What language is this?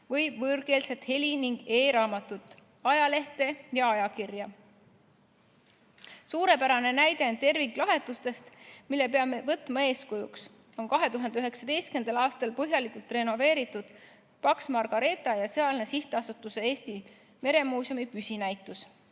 Estonian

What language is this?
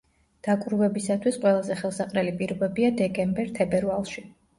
Georgian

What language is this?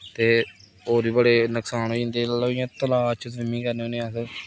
Dogri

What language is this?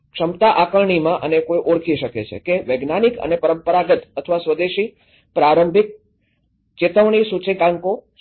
Gujarati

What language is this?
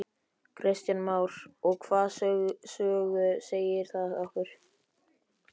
Icelandic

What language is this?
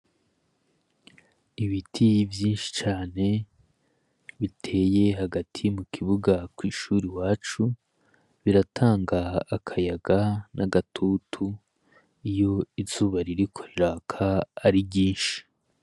Rundi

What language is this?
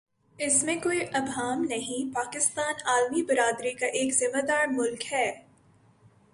Urdu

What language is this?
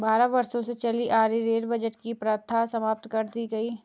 Hindi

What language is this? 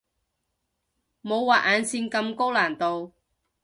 Cantonese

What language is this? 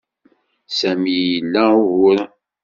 Kabyle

